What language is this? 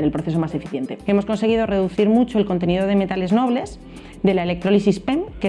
Spanish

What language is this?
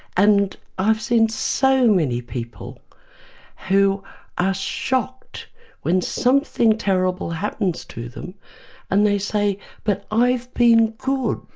English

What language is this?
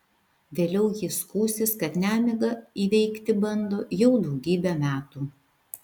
Lithuanian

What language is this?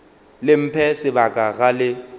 Northern Sotho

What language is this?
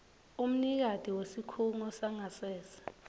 Swati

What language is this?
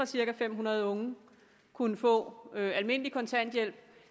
Danish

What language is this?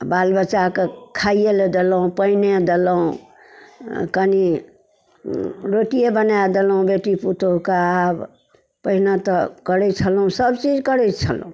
Maithili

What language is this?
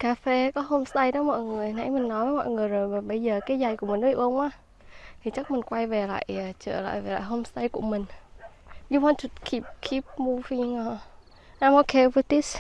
Vietnamese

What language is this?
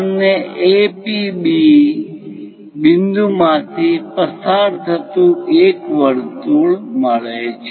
Gujarati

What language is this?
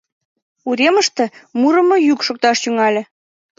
Mari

